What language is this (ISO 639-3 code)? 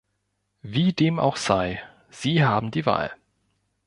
deu